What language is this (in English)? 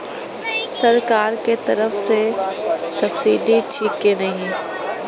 Maithili